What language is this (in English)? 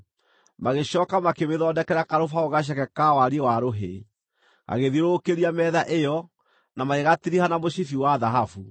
Kikuyu